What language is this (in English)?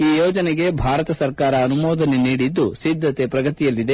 Kannada